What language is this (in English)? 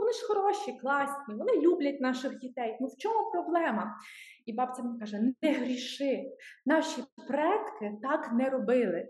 Ukrainian